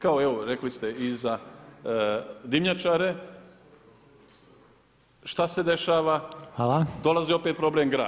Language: Croatian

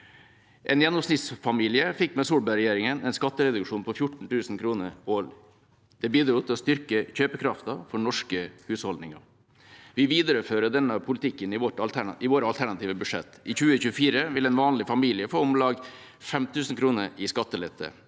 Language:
Norwegian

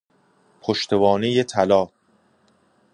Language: Persian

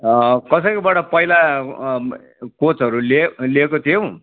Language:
Nepali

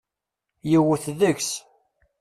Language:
Kabyle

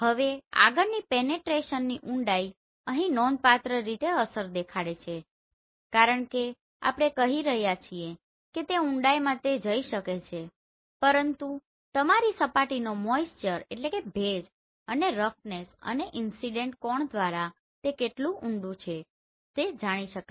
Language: Gujarati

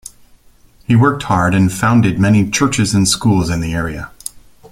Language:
English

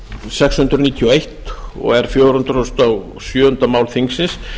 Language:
Icelandic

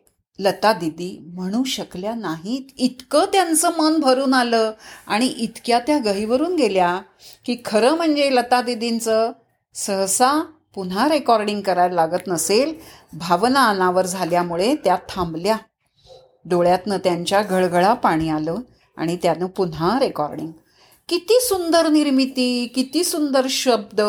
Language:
Marathi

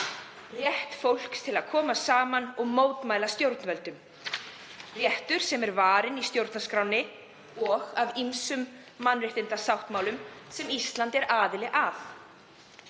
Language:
Icelandic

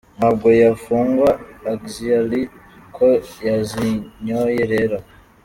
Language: Kinyarwanda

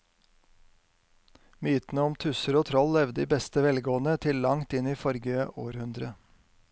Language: Norwegian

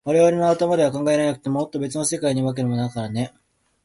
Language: Japanese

